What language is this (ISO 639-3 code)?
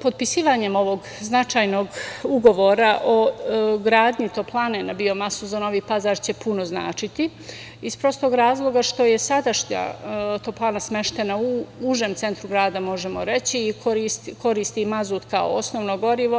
srp